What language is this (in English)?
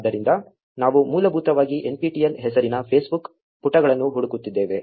Kannada